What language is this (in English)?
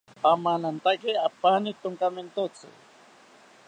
South Ucayali Ashéninka